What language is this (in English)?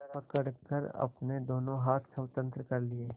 Hindi